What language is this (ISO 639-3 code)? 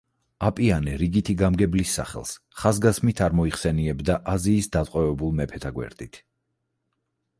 kat